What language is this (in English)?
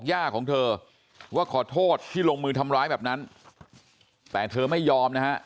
Thai